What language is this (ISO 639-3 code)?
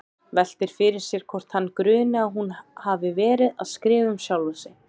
isl